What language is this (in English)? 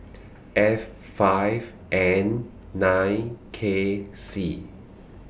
English